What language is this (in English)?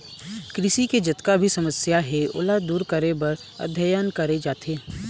Chhattisgarhi